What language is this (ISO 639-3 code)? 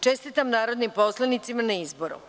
srp